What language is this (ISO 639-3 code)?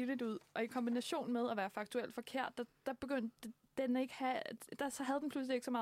dan